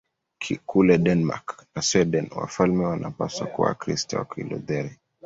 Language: Swahili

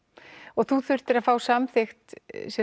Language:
Icelandic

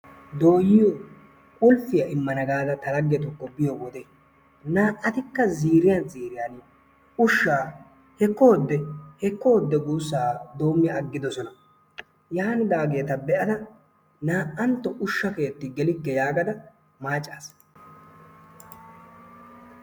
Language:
Wolaytta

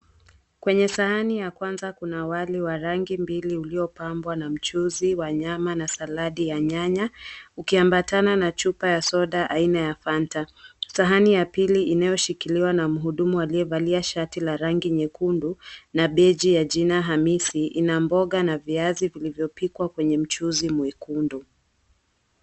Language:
Swahili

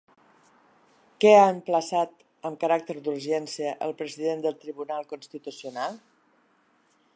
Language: Catalan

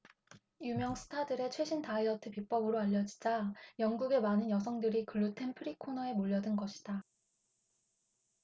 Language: Korean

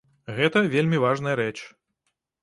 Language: Belarusian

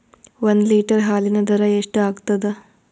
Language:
Kannada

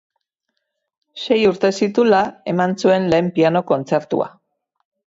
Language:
Basque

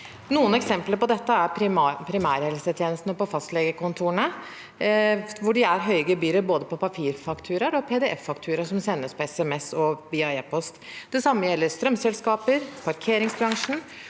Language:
Norwegian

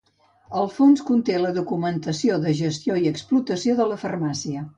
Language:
Catalan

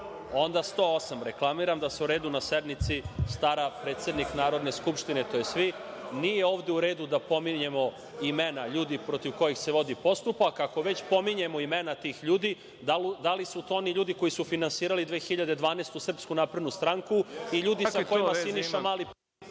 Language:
Serbian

